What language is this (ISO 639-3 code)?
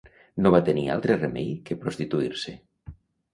cat